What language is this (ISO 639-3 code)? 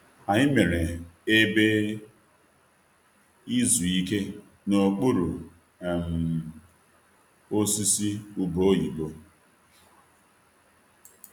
ibo